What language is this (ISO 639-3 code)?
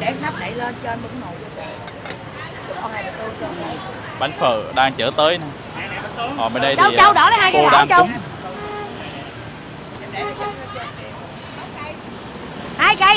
vie